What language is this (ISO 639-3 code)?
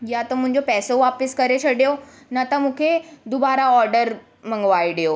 snd